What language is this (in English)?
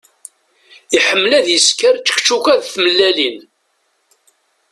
Kabyle